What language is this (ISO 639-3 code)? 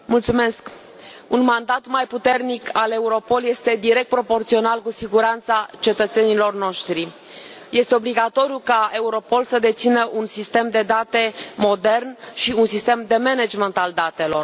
ron